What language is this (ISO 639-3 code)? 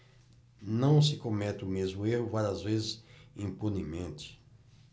por